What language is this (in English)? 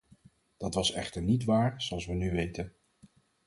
Dutch